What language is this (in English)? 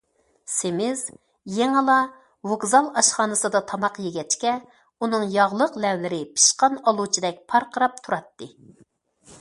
Uyghur